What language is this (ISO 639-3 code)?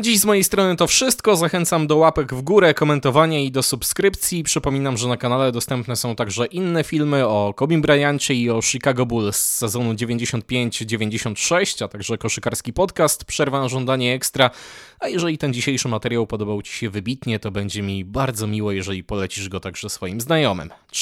pol